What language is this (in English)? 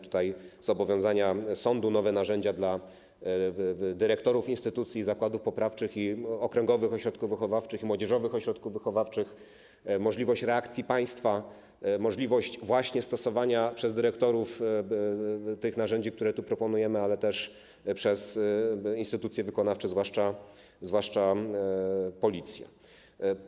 Polish